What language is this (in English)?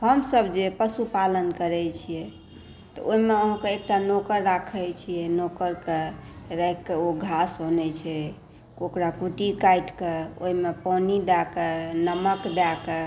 Maithili